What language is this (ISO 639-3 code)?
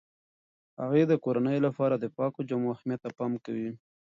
pus